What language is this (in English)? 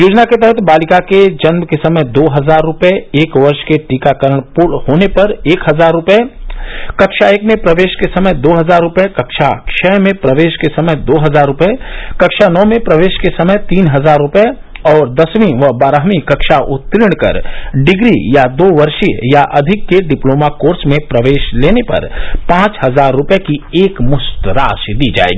Hindi